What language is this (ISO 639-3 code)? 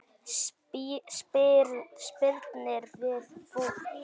isl